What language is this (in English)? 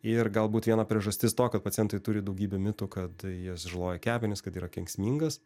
Lithuanian